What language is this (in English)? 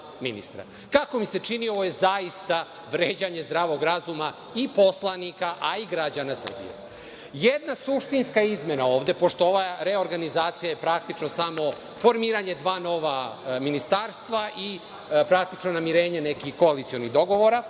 Serbian